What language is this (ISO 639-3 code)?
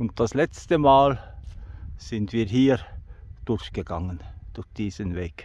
deu